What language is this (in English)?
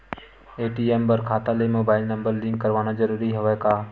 Chhattisgarhi